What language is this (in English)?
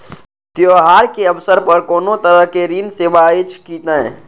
Maithili